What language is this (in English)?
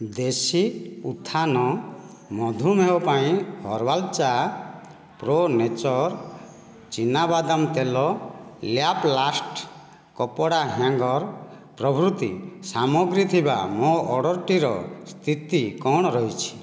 Odia